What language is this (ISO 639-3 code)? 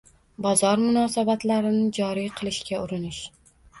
uzb